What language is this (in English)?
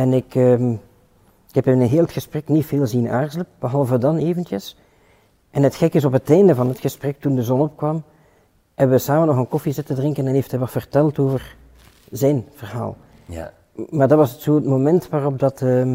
Dutch